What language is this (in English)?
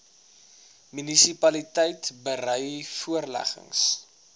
Afrikaans